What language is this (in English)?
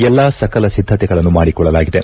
Kannada